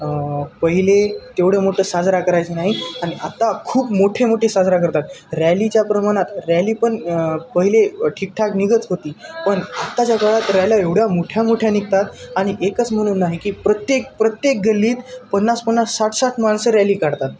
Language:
Marathi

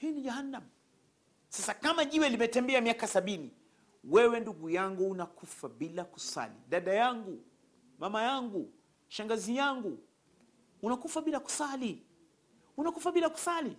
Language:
Swahili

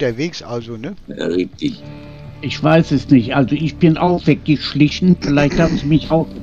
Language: German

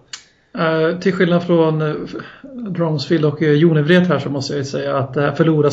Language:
Swedish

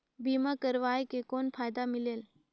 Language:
Chhattisgarhi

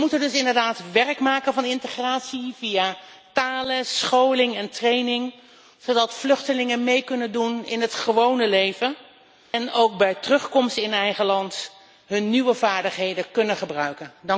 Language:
Dutch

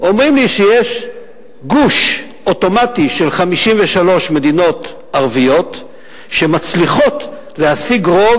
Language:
Hebrew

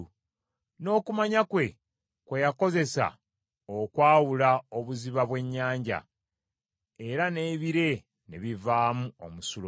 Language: Ganda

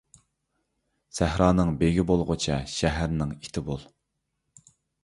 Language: Uyghur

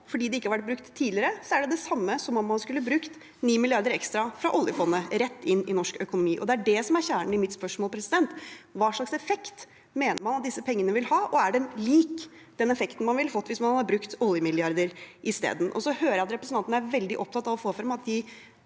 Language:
Norwegian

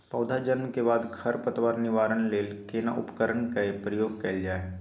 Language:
Maithili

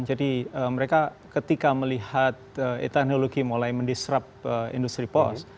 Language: Indonesian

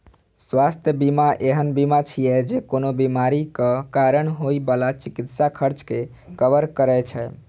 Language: Maithili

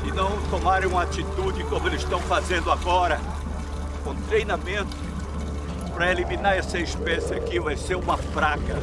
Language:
Portuguese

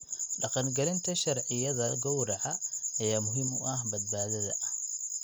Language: Somali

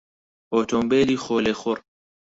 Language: Central Kurdish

